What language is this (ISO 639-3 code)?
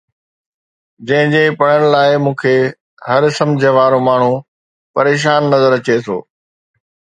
snd